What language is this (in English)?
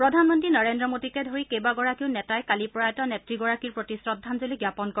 Assamese